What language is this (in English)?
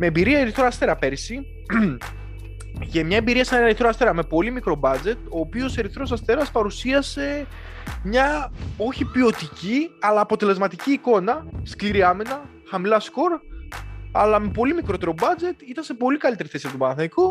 Greek